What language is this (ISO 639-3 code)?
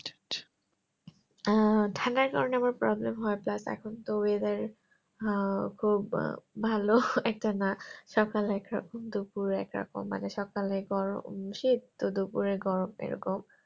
ben